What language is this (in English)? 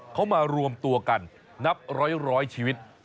Thai